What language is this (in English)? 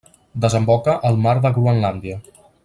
Catalan